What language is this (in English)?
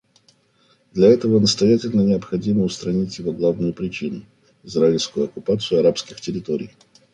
Russian